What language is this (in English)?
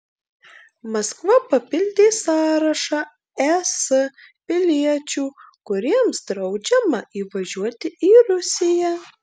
Lithuanian